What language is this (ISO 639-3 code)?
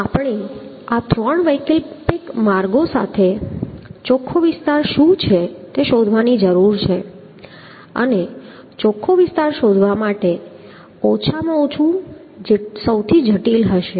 guj